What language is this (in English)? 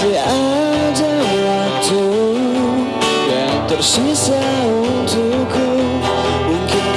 Indonesian